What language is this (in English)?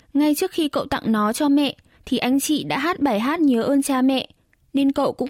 Vietnamese